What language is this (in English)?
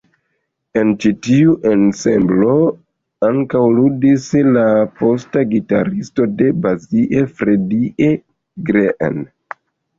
Esperanto